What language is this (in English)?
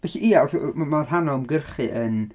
Welsh